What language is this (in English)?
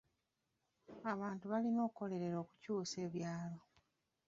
Ganda